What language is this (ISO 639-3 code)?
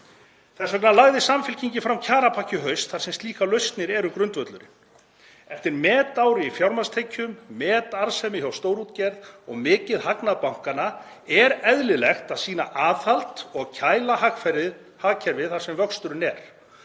isl